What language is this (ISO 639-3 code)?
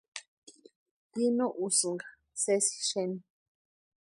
pua